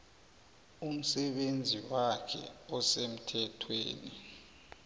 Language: South Ndebele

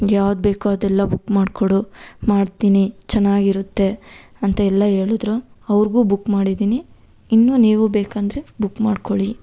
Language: Kannada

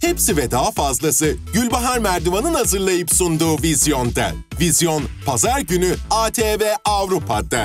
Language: Turkish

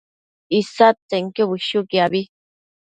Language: Matsés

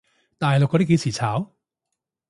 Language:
Cantonese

